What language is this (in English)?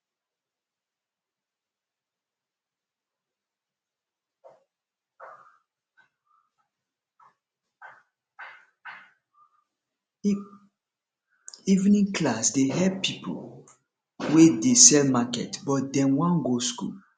Nigerian Pidgin